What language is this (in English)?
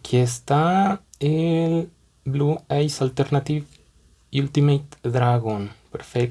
Spanish